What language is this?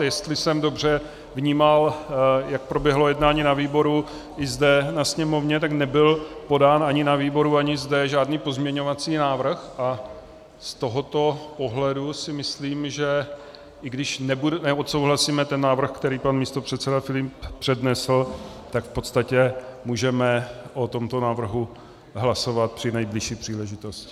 Czech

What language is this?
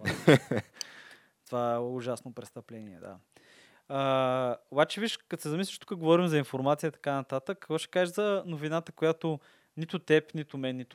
Bulgarian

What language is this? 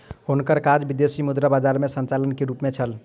Maithili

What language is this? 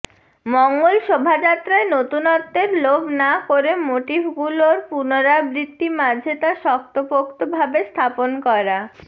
Bangla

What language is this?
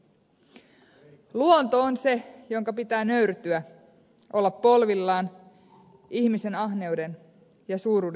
Finnish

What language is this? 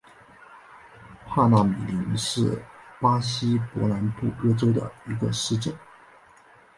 Chinese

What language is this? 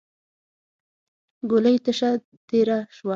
Pashto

